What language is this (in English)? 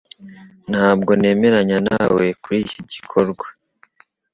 Kinyarwanda